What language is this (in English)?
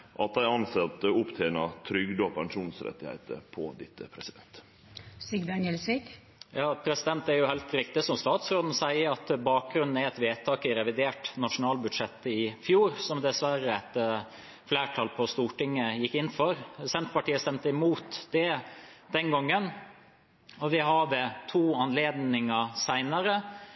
Norwegian